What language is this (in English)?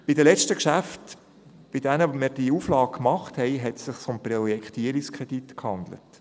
Swiss German